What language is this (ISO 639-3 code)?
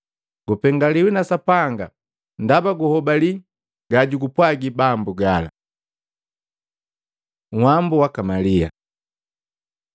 mgv